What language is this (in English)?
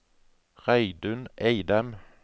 Norwegian